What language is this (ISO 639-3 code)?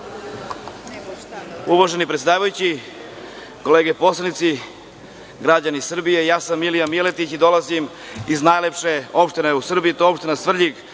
srp